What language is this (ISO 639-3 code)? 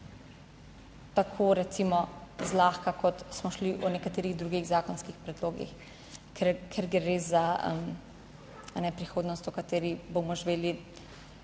slv